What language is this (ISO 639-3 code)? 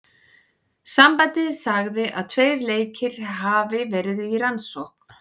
isl